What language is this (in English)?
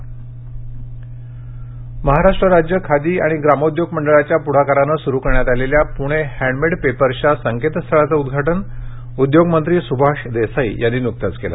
Marathi